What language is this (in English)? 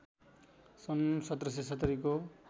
Nepali